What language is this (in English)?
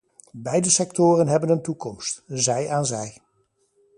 Dutch